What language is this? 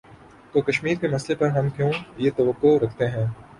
Urdu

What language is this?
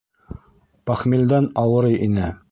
Bashkir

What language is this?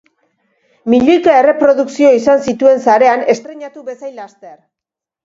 Basque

